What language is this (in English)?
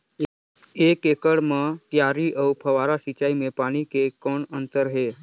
Chhattisgarhi